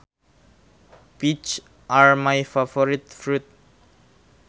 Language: Sundanese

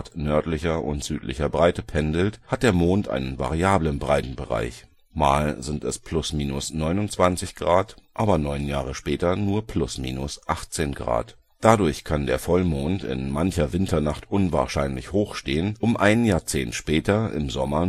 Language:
German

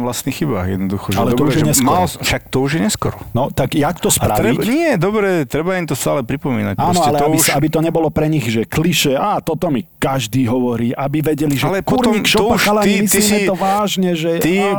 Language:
Slovak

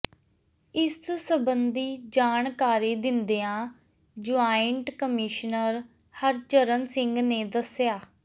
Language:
Punjabi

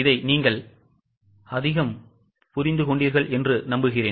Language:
Tamil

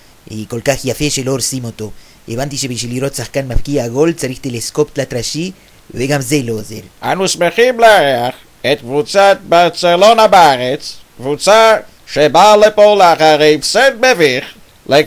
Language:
Hebrew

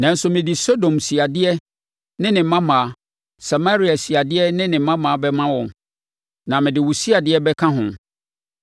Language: Akan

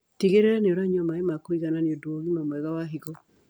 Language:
Kikuyu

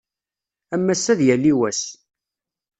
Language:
Kabyle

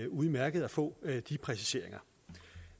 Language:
Danish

